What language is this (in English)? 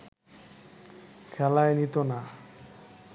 Bangla